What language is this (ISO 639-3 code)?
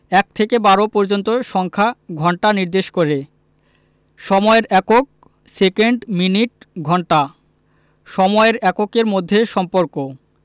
ben